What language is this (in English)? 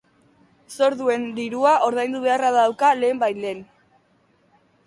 Basque